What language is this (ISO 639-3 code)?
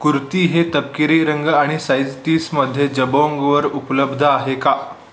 mar